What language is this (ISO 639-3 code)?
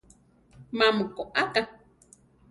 tar